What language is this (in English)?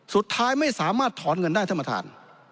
Thai